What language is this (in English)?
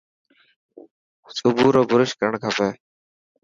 Dhatki